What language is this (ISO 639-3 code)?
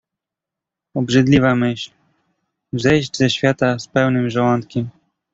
pol